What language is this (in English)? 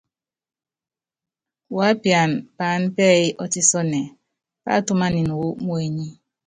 Yangben